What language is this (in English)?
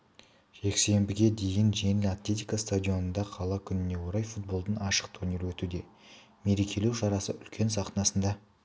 Kazakh